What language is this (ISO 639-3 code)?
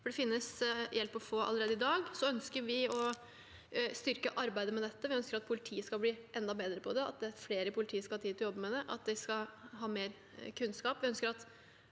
nor